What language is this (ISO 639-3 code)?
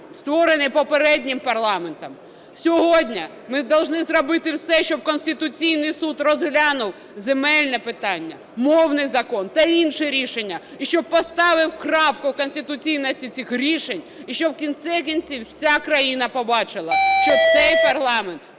ukr